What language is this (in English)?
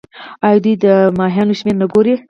Pashto